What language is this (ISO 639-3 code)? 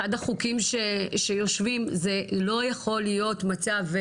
heb